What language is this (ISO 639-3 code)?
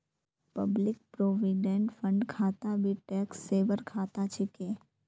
mag